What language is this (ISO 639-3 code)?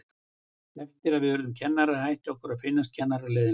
isl